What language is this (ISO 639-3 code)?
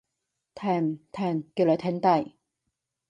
yue